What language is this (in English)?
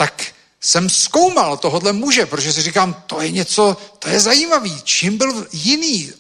Czech